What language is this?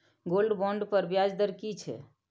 Maithili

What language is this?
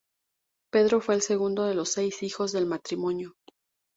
Spanish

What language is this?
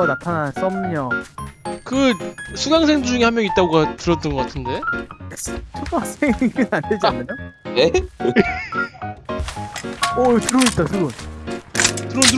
Korean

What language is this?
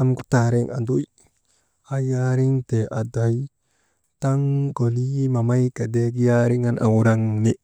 Maba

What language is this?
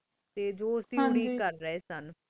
Punjabi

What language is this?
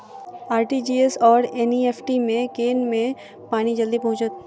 Maithili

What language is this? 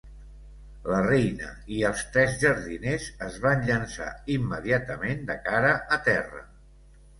Catalan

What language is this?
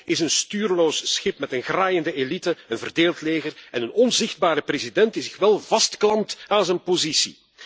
Dutch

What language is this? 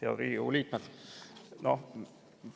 Estonian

